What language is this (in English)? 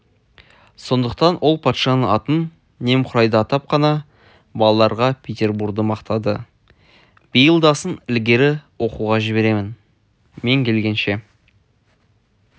Kazakh